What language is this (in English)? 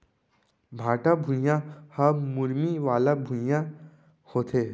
Chhattisgarhi